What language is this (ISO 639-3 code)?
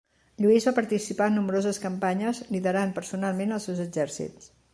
cat